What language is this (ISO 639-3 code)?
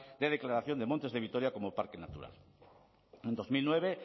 spa